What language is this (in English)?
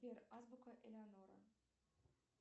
Russian